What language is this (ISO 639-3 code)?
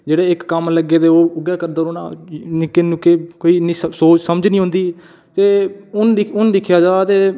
doi